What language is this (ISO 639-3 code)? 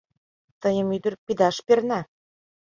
chm